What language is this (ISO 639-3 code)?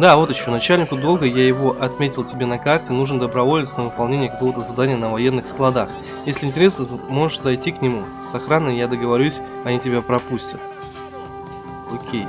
rus